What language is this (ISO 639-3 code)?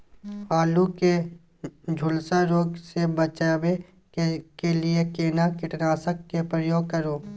mai